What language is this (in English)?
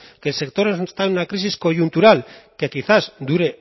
Spanish